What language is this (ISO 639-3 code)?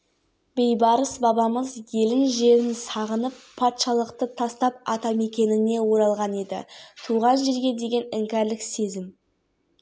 kaz